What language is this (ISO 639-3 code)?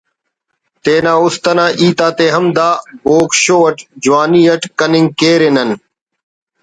brh